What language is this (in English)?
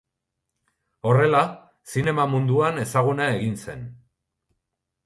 Basque